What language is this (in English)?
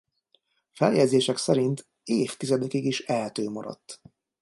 Hungarian